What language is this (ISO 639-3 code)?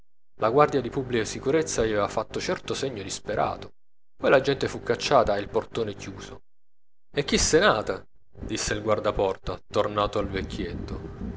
ita